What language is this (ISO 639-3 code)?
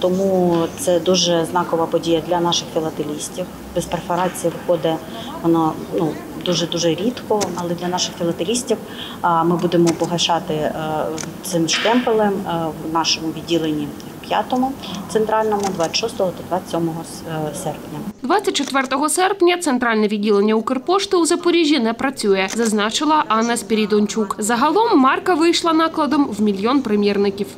ukr